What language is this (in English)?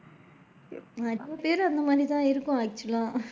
Tamil